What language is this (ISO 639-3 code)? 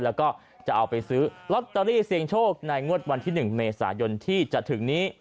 tha